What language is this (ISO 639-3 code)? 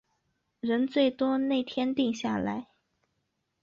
zho